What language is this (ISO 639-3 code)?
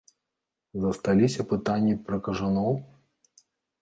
bel